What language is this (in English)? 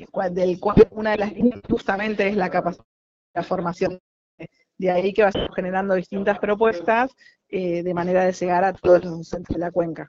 Spanish